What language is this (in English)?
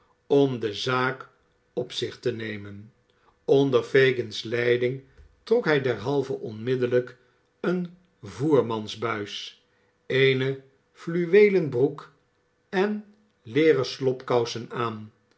Dutch